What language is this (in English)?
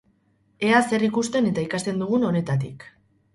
Basque